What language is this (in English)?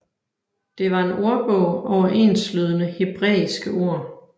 Danish